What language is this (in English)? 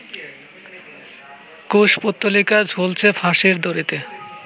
Bangla